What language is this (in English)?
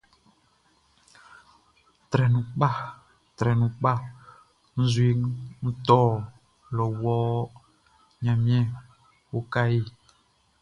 Baoulé